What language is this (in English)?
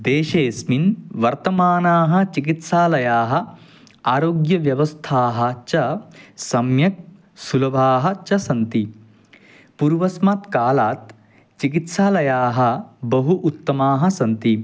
Sanskrit